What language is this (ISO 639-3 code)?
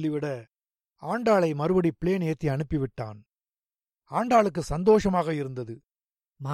tam